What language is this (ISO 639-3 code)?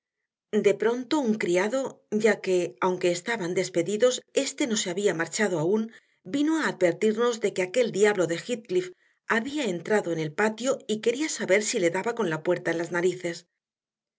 spa